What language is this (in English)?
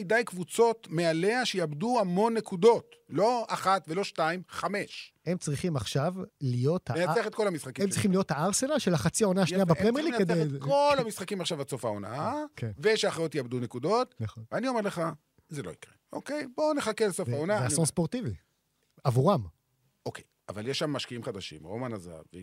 Hebrew